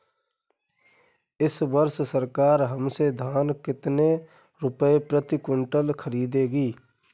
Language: Hindi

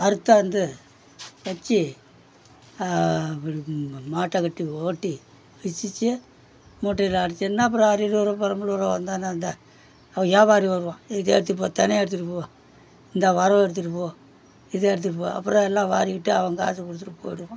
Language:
Tamil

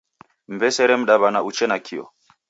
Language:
Taita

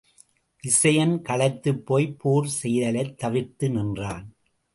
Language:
Tamil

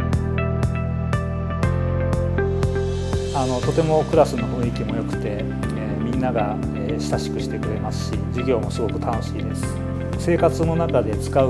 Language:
Japanese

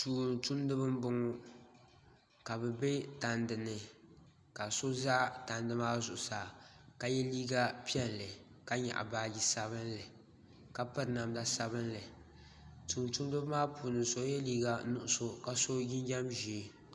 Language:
Dagbani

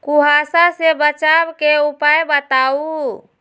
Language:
Magahi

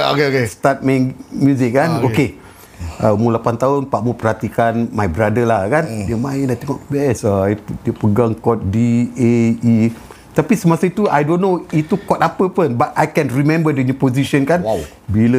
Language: Malay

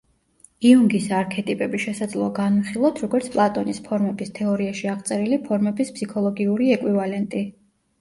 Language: Georgian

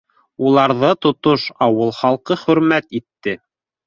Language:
Bashkir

